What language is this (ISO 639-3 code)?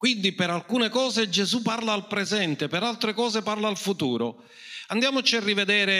ita